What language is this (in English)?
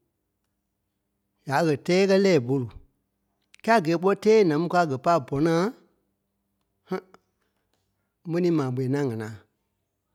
Kpelle